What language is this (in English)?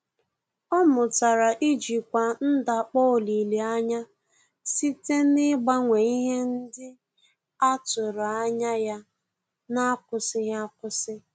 Igbo